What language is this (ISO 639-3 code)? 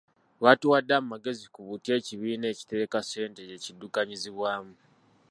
lug